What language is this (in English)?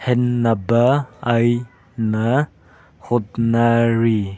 Manipuri